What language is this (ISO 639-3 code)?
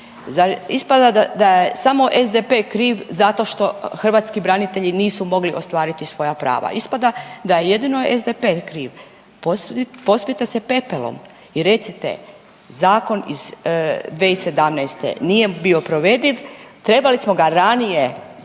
hrv